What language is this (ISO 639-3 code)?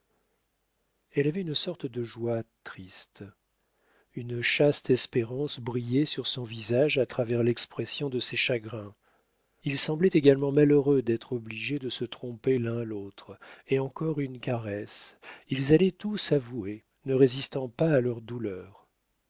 fra